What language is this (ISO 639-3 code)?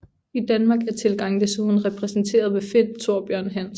dan